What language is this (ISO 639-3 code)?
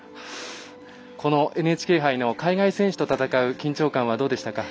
jpn